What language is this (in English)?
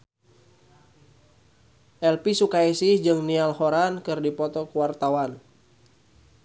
Sundanese